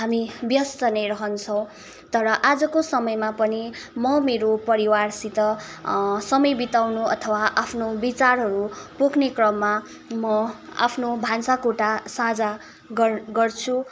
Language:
Nepali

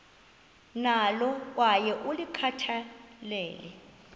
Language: Xhosa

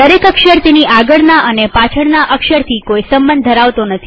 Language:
Gujarati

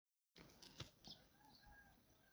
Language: Somali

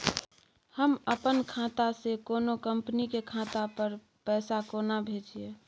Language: Maithili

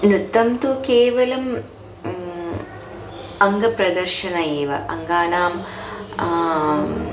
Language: Sanskrit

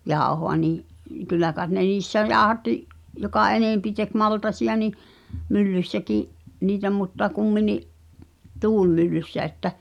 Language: Finnish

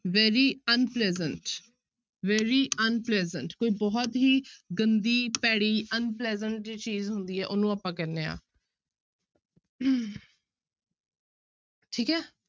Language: Punjabi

